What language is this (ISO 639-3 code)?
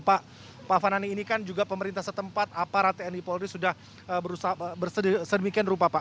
ind